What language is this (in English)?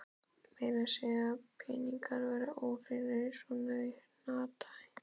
Icelandic